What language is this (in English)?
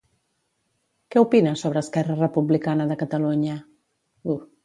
Catalan